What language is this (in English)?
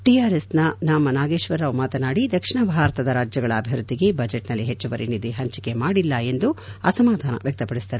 Kannada